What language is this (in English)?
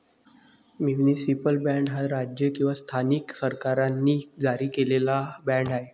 Marathi